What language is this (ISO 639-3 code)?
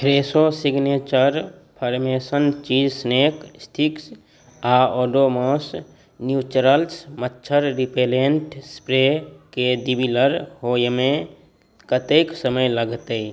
mai